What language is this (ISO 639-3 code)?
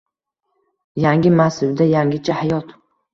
uzb